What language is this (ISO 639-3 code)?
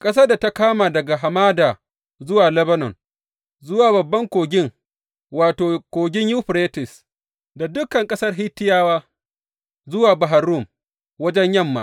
hau